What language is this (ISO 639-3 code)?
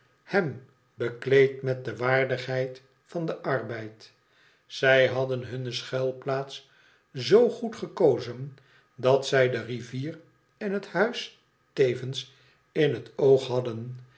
nld